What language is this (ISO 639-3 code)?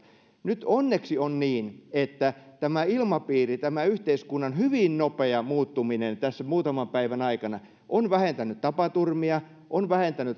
fin